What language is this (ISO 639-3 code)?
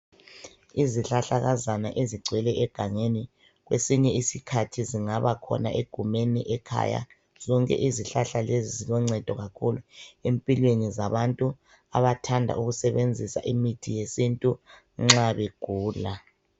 nde